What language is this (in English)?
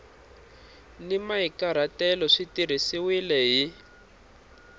Tsonga